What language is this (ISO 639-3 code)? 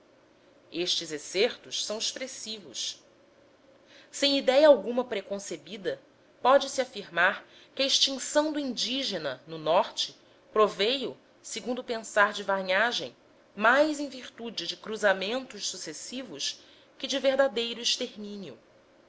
por